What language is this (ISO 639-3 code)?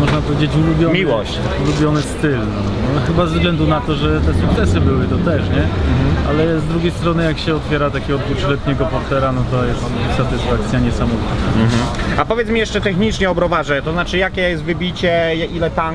pol